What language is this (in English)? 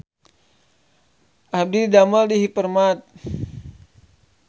Sundanese